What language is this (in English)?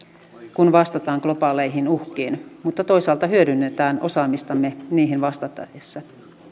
Finnish